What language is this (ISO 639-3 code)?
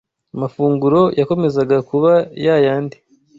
kin